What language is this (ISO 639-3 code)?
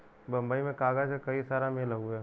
bho